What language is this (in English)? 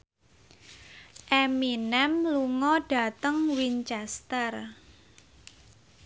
Javanese